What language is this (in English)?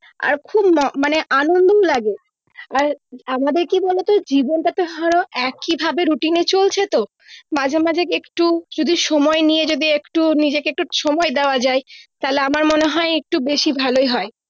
Bangla